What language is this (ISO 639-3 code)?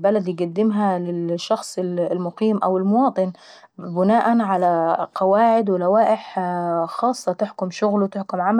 aec